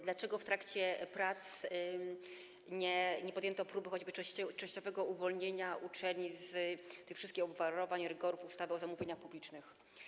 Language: Polish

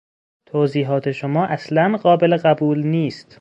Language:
Persian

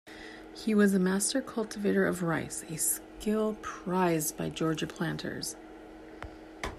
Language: English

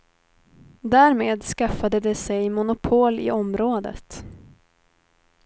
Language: Swedish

